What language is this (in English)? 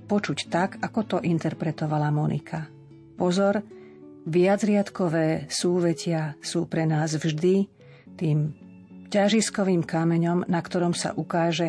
Slovak